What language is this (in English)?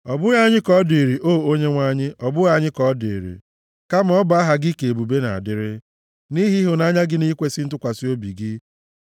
Igbo